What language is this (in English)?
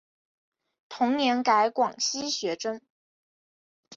Chinese